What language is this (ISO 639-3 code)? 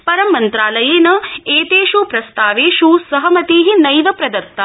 san